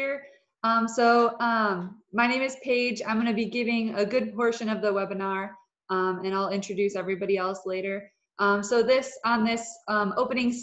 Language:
English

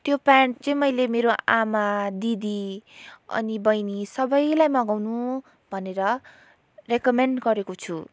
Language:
Nepali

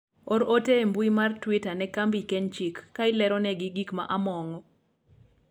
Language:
Luo (Kenya and Tanzania)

